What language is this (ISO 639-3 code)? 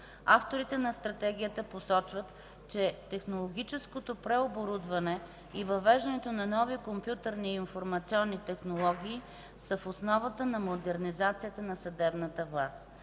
bul